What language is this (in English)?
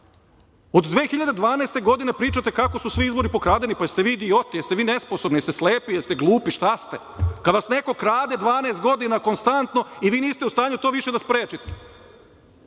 Serbian